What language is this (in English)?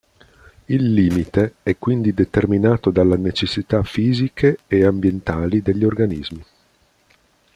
Italian